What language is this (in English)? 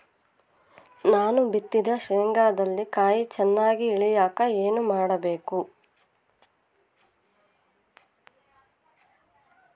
Kannada